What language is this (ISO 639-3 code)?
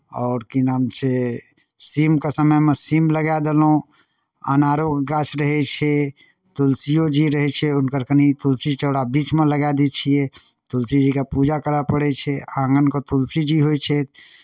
mai